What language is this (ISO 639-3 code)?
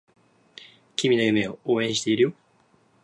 jpn